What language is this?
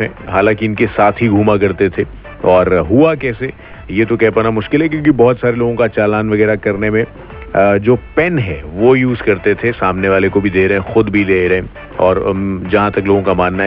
Hindi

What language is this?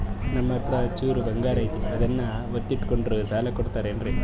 Kannada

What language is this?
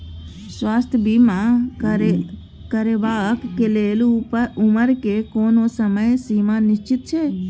Maithili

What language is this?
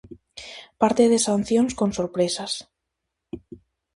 Galician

